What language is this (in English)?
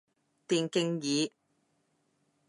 Cantonese